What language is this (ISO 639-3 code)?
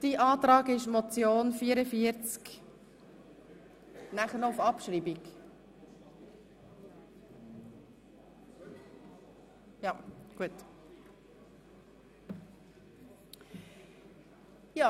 gsw